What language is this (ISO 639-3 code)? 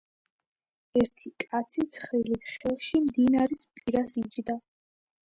kat